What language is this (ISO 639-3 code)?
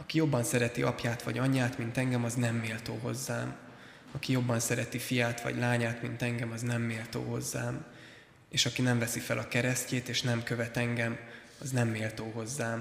hun